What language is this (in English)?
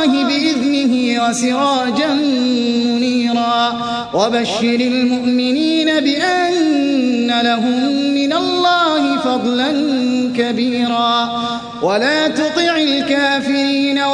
Arabic